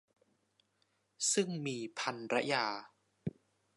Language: Thai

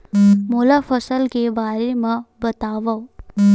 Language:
Chhattisgarhi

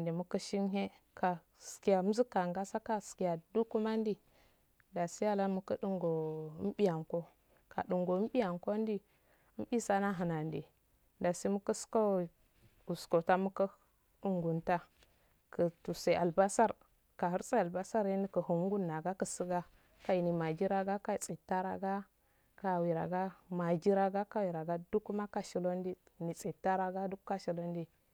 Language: Afade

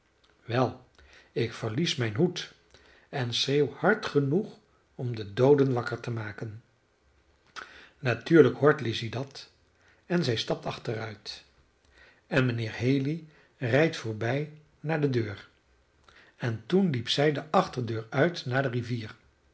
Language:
Dutch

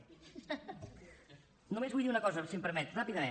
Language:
Catalan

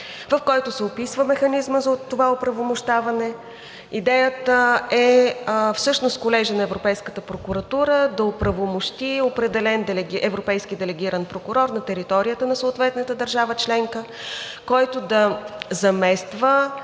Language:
Bulgarian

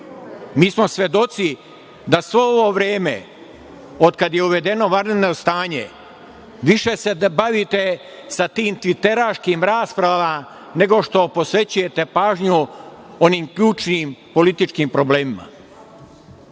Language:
Serbian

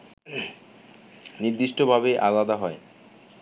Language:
Bangla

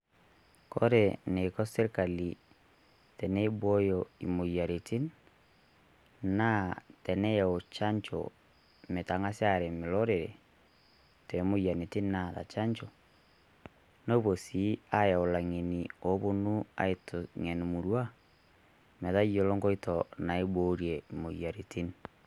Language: Masai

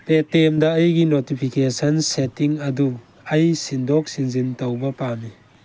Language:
Manipuri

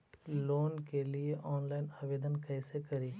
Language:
Magahi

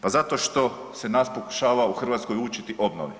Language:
Croatian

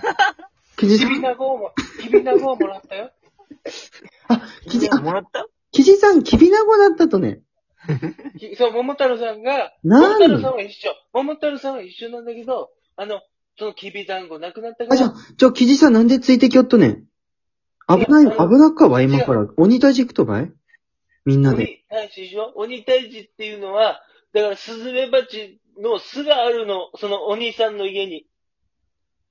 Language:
Japanese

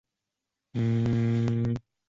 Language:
Chinese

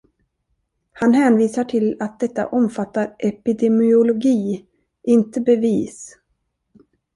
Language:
Swedish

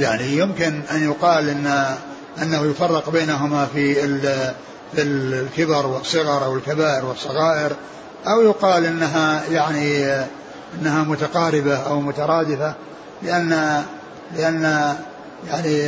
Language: Arabic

